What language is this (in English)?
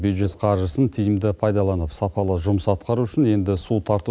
Kazakh